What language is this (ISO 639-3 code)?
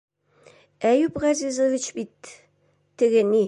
bak